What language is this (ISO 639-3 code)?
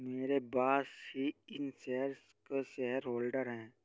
hin